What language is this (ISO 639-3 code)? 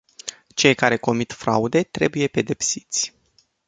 ron